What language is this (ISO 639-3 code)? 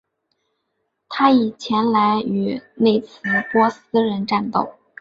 zho